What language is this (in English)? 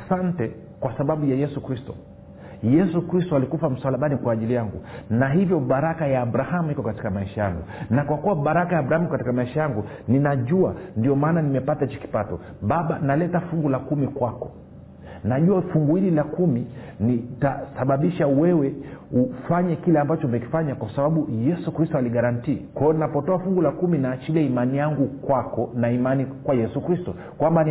Swahili